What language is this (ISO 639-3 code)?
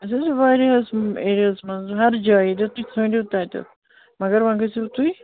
kas